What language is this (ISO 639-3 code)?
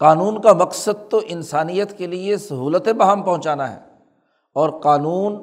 urd